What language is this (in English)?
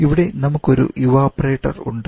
Malayalam